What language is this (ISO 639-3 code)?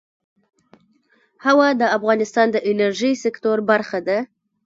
pus